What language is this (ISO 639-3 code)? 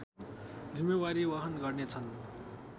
nep